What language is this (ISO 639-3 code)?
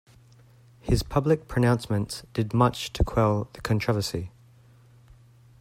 eng